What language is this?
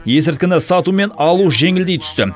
Kazakh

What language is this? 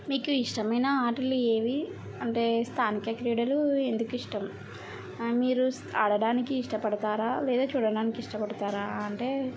Telugu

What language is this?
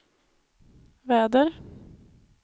Swedish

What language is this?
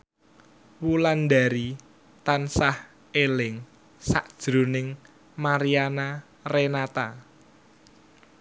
Javanese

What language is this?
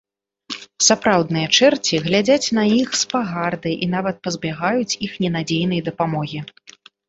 Belarusian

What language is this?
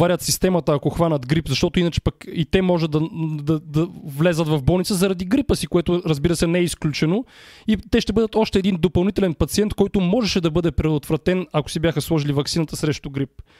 Bulgarian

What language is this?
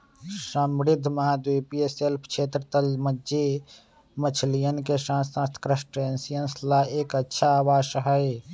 Magahi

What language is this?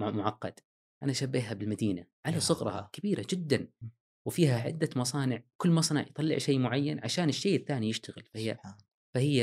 Arabic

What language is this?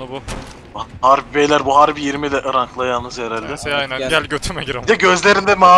Turkish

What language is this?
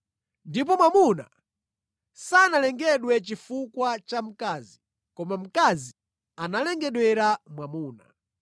Nyanja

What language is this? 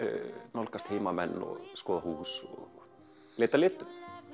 Icelandic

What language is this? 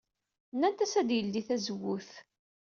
Kabyle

